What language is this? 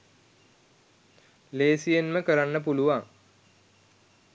Sinhala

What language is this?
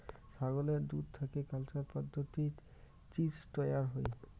Bangla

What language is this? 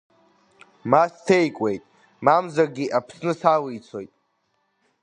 Abkhazian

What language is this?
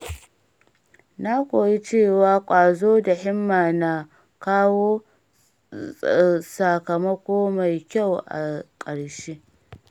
Hausa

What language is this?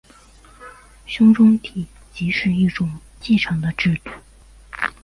Chinese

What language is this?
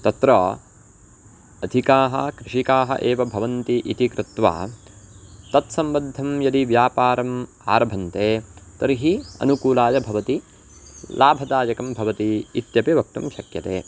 Sanskrit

